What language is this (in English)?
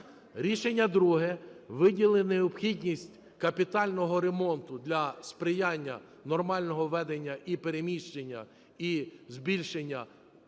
Ukrainian